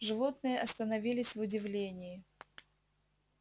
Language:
Russian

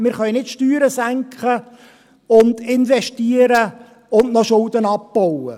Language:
Swiss German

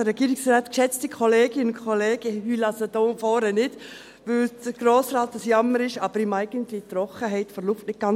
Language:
Swiss German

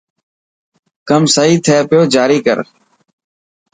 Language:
Dhatki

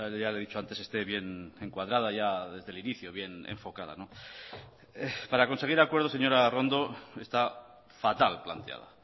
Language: Spanish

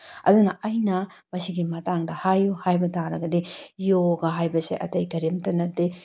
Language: Manipuri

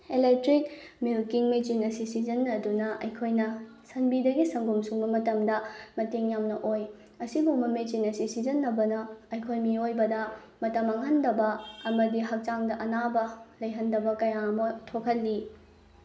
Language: Manipuri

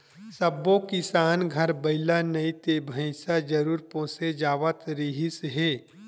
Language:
Chhattisgarhi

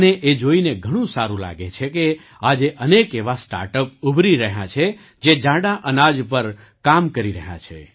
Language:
Gujarati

